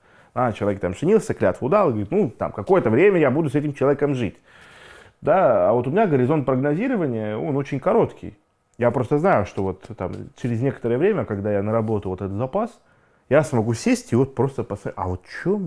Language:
Russian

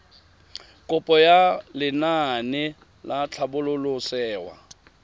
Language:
Tswana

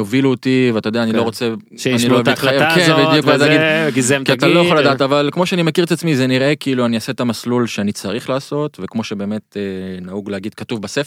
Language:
Hebrew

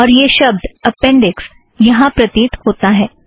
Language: Hindi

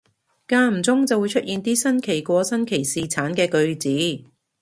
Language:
Cantonese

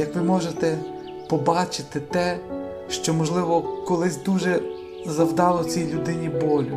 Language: Ukrainian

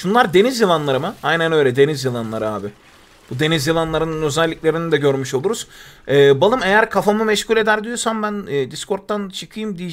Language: Turkish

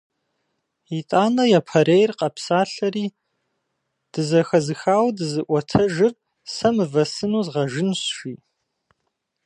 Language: Kabardian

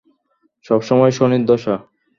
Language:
Bangla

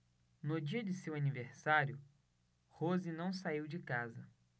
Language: Portuguese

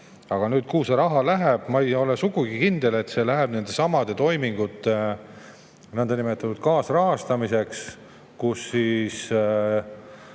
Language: Estonian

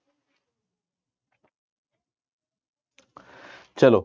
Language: Punjabi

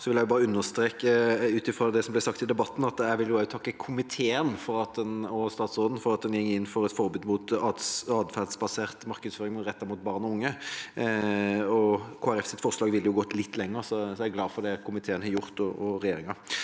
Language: Norwegian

